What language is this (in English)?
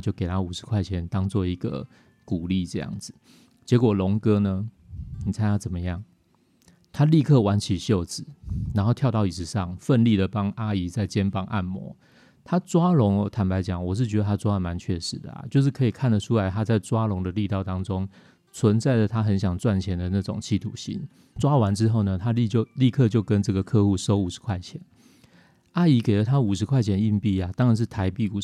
Chinese